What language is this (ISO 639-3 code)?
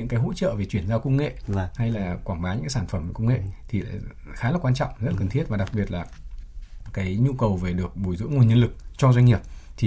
vie